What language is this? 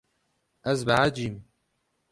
Kurdish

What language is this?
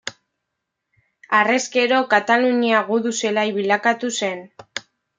Basque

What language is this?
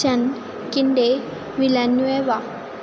Punjabi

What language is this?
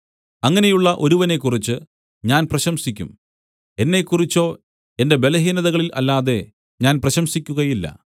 Malayalam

